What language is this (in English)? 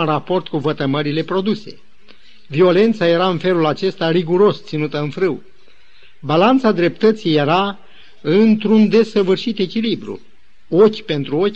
Romanian